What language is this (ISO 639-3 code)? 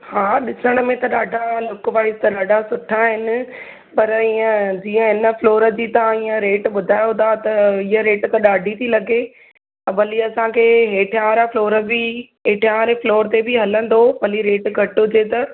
snd